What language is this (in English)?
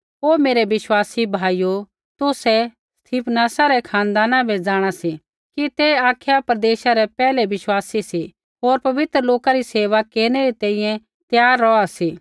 Kullu Pahari